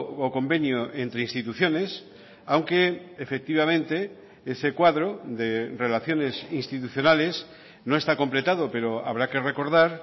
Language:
Spanish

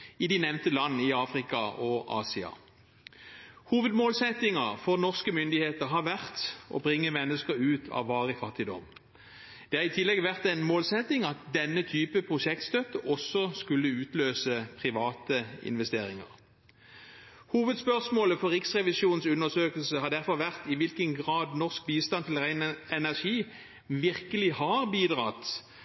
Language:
Norwegian Bokmål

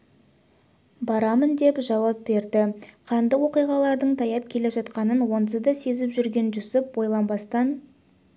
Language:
Kazakh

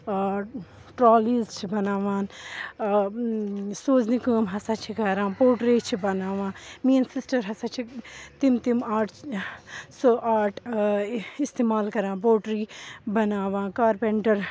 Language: Kashmiri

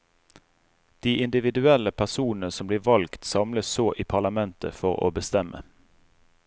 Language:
Norwegian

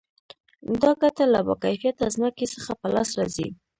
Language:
Pashto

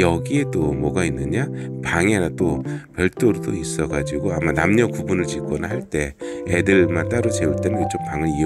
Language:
Korean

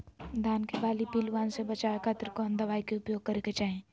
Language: Magahi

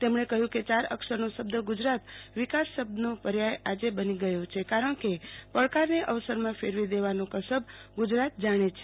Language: Gujarati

